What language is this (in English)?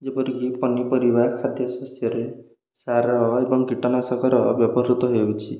Odia